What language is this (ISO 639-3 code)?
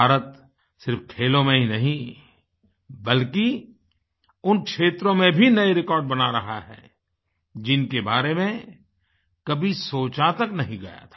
hin